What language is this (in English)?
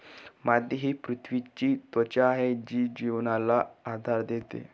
Marathi